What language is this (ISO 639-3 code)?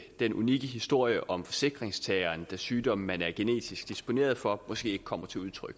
dan